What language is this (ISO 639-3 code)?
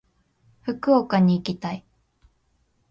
jpn